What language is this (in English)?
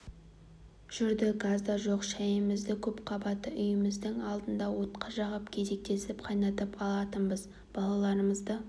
Kazakh